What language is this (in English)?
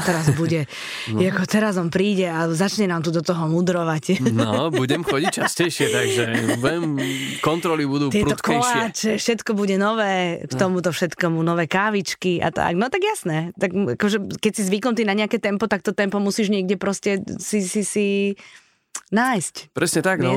Slovak